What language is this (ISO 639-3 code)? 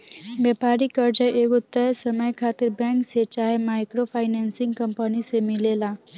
bho